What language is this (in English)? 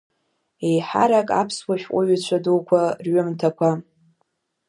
Abkhazian